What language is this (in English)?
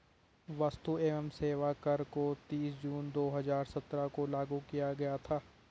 Hindi